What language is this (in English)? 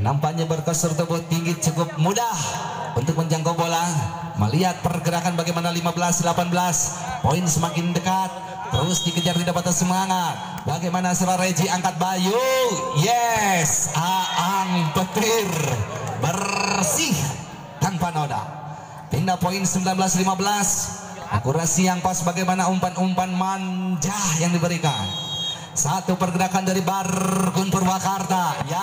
Indonesian